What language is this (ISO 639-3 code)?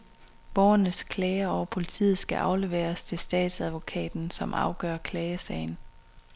dan